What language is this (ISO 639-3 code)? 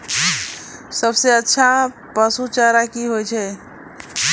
mai